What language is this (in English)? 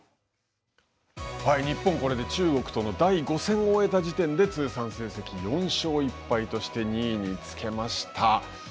Japanese